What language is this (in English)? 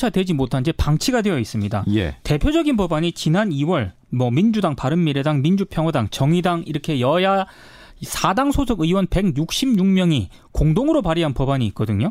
Korean